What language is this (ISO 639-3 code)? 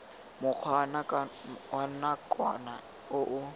tsn